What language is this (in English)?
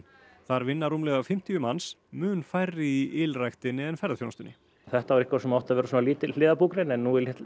Icelandic